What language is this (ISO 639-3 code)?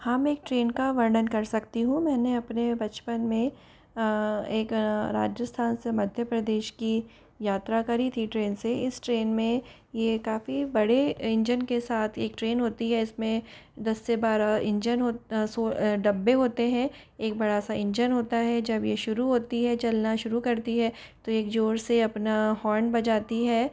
hin